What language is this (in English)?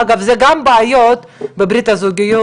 Hebrew